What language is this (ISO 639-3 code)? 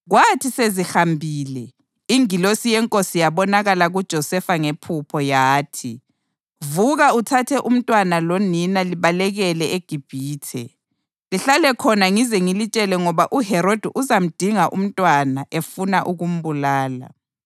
nde